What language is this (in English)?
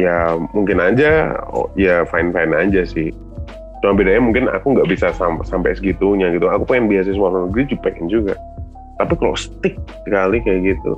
Indonesian